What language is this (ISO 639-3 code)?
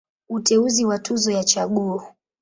swa